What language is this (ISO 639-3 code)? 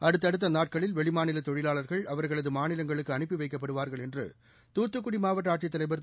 tam